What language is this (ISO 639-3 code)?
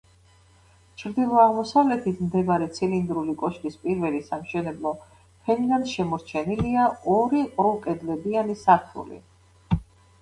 kat